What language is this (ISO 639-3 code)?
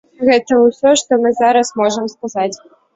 bel